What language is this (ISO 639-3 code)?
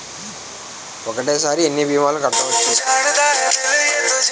tel